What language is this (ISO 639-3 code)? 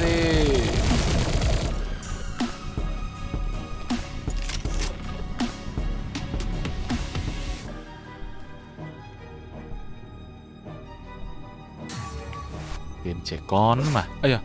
vie